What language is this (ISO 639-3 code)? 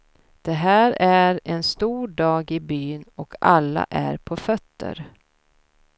swe